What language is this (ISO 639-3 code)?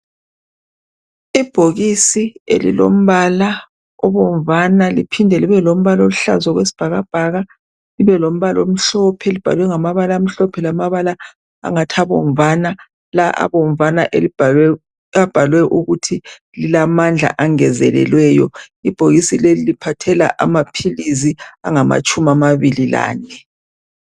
nde